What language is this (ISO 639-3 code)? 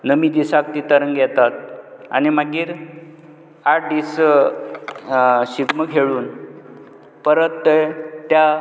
kok